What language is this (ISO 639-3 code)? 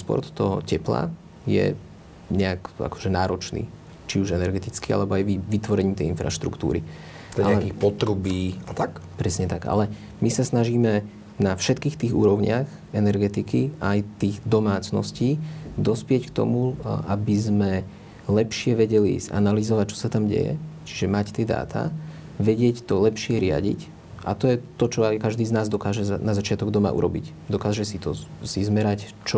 slk